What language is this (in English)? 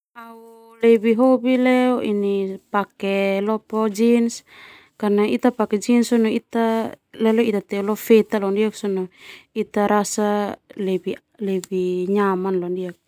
Termanu